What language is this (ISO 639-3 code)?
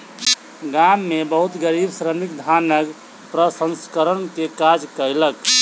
mai